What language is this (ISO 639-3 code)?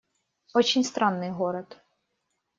rus